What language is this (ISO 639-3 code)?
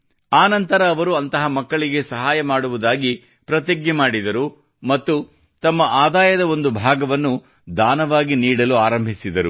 kan